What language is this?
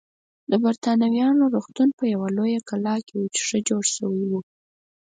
Pashto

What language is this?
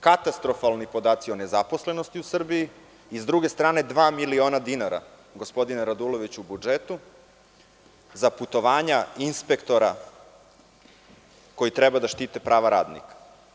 Serbian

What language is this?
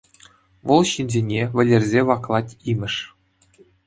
Chuvash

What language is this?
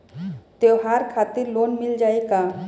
Bhojpuri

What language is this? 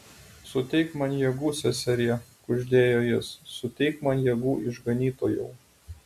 Lithuanian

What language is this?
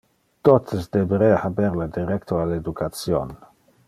Interlingua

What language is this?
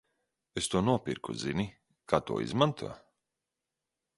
Latvian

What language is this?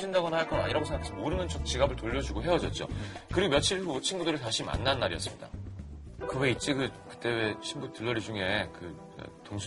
Korean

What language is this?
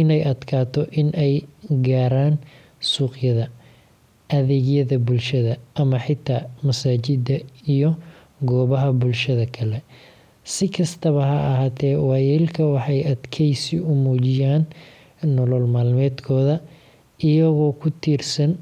Somali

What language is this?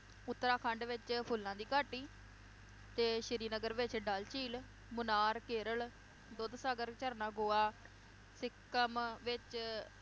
Punjabi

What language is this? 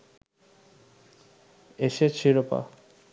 Bangla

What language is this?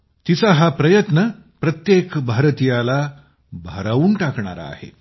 Marathi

